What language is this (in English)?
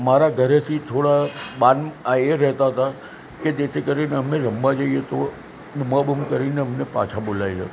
Gujarati